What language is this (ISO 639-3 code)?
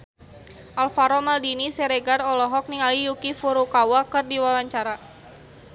sun